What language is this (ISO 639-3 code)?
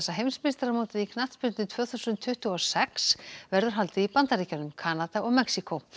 isl